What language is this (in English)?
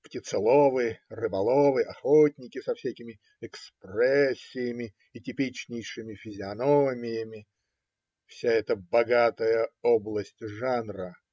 Russian